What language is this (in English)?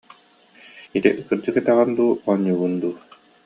Yakut